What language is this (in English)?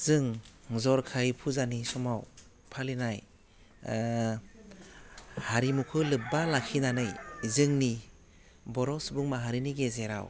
Bodo